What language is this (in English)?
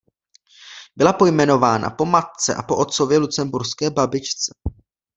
Czech